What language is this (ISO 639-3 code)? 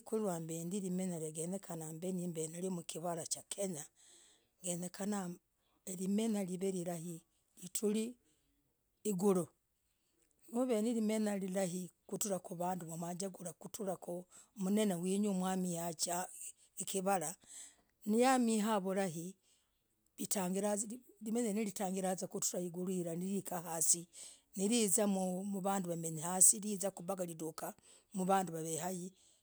rag